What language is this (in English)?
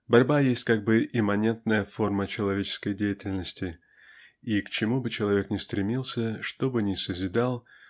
Russian